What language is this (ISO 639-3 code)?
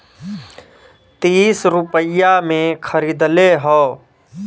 bho